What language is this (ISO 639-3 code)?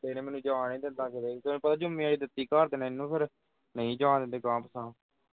pan